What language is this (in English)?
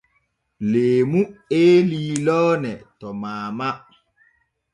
Borgu Fulfulde